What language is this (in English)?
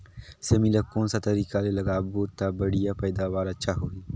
Chhattisgarhi